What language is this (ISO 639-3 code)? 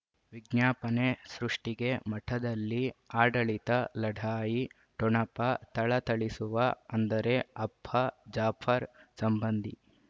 kan